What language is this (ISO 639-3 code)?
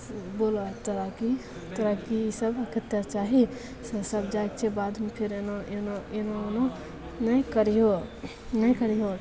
mai